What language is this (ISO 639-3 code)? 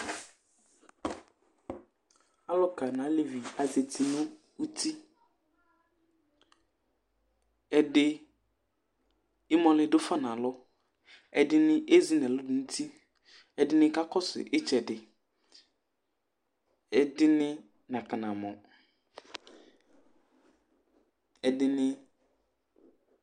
kpo